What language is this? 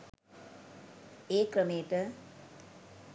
Sinhala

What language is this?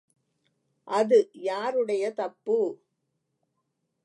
Tamil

